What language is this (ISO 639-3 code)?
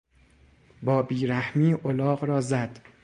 fas